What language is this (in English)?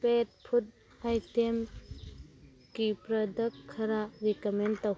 Manipuri